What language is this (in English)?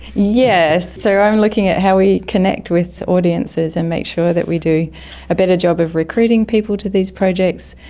English